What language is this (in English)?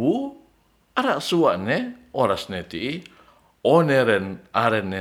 Ratahan